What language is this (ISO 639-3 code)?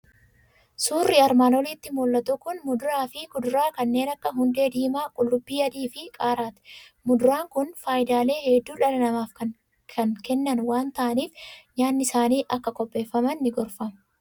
orm